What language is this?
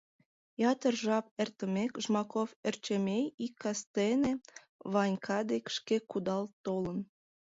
Mari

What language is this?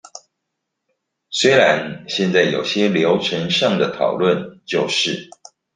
Chinese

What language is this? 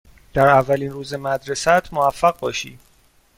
Persian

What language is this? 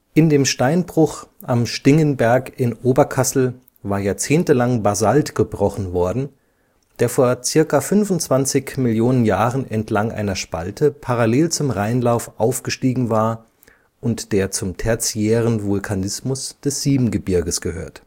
German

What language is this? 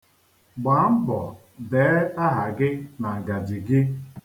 Igbo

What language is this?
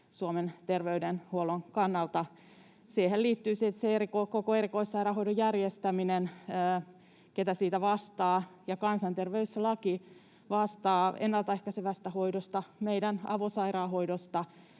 Finnish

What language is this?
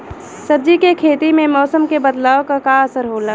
Bhojpuri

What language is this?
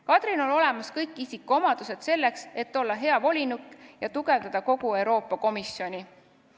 Estonian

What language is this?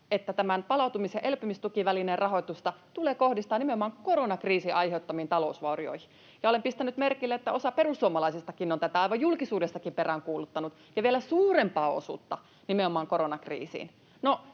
Finnish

